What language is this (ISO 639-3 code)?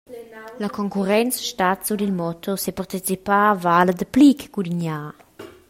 roh